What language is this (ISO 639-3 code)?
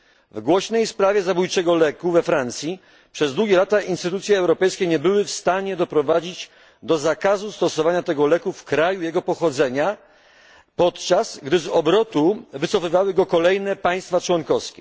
pol